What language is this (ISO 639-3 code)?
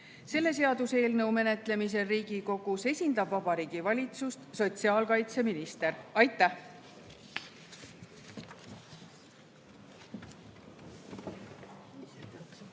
est